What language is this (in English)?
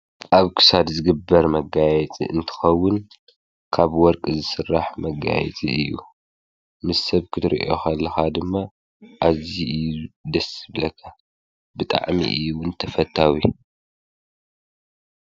Tigrinya